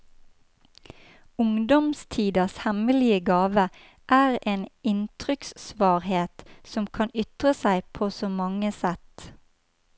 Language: Norwegian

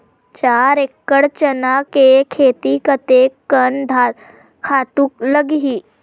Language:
Chhattisgarhi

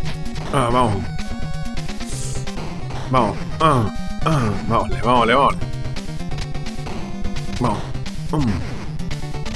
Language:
Spanish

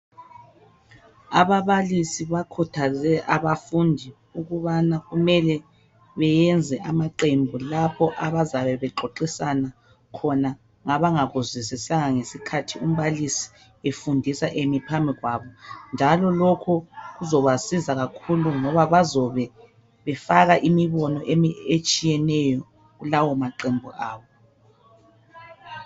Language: North Ndebele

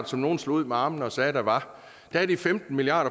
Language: Danish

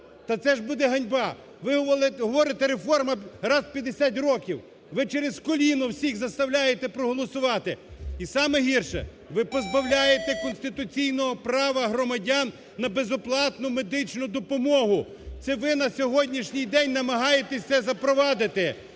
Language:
Ukrainian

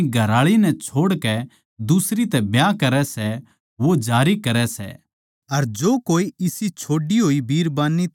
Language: Haryanvi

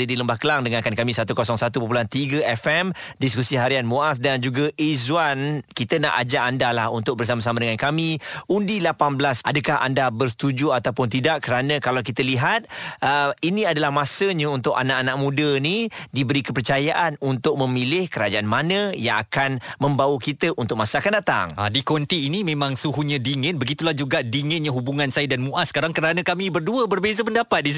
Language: Malay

